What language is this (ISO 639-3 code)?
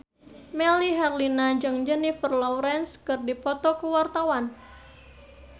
sun